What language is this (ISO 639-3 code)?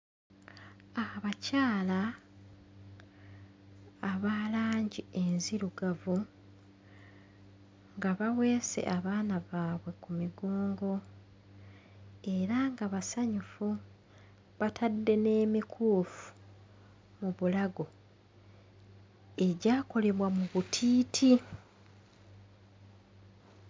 lug